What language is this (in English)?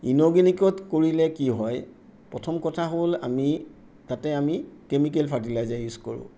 Assamese